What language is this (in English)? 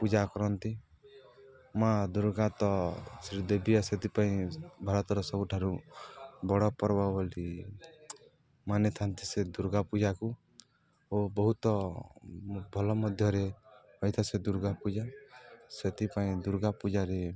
Odia